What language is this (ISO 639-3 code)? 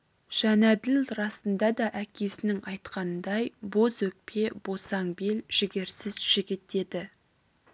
kaz